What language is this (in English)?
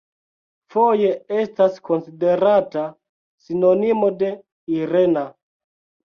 Esperanto